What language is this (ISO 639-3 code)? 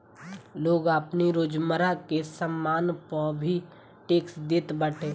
bho